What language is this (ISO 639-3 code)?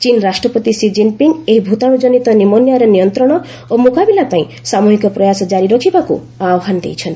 ori